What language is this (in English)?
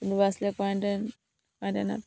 Assamese